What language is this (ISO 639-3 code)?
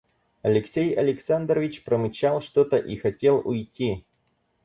rus